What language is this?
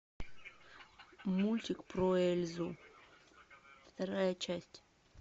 Russian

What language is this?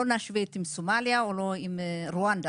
Hebrew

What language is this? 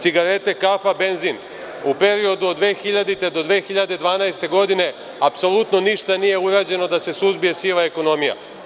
Serbian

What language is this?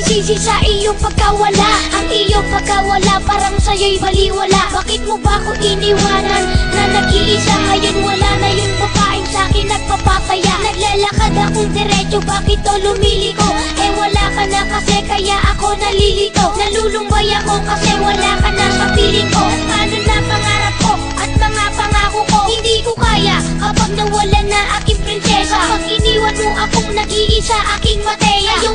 Filipino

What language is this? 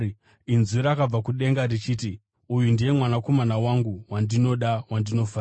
Shona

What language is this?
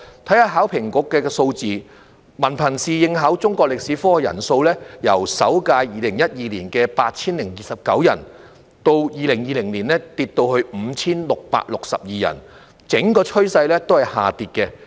Cantonese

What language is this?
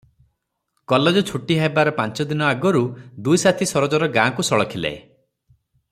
Odia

